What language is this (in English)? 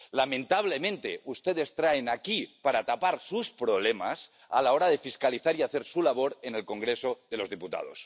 Spanish